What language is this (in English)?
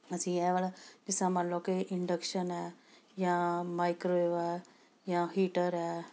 Punjabi